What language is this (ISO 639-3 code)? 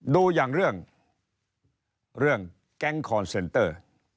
tha